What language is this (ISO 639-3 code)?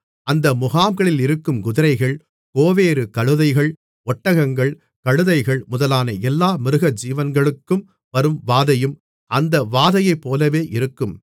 tam